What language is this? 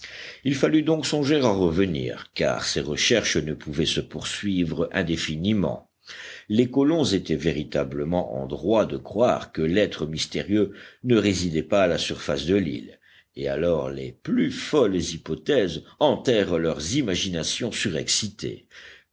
French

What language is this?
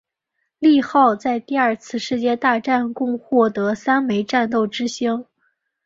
Chinese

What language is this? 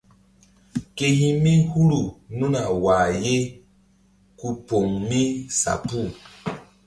Mbum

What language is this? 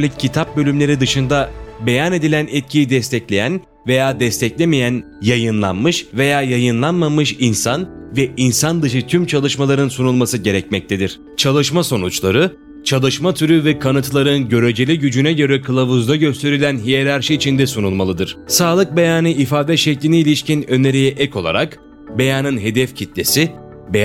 Turkish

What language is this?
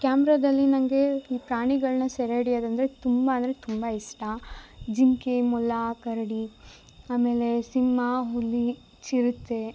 Kannada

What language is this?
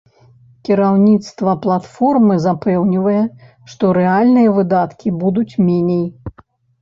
Belarusian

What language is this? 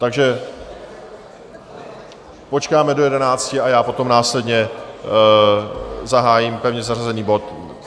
Czech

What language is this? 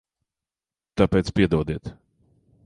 Latvian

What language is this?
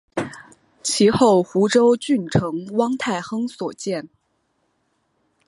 Chinese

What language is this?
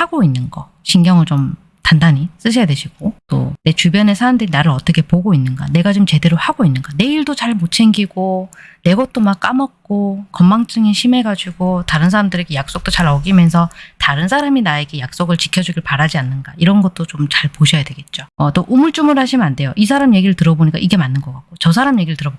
Korean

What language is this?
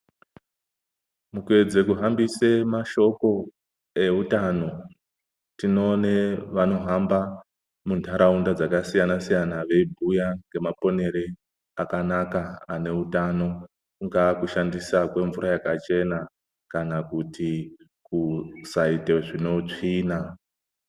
Ndau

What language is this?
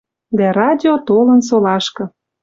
Western Mari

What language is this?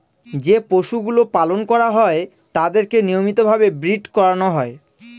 Bangla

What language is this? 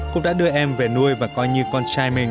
Vietnamese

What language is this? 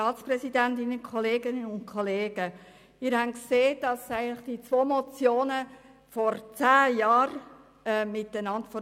Swiss German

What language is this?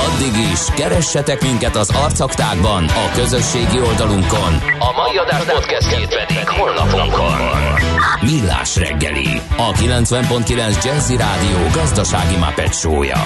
Hungarian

